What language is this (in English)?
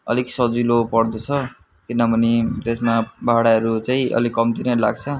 Nepali